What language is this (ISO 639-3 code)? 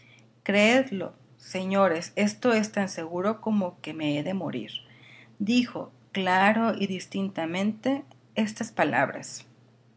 spa